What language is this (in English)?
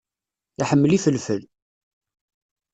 Kabyle